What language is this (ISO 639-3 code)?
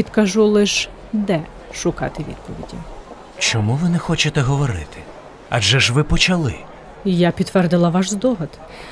ukr